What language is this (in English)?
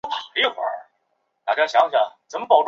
Chinese